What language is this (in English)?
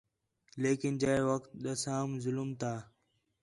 Khetrani